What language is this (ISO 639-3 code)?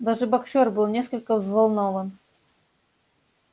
rus